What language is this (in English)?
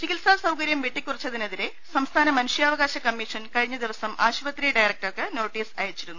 Malayalam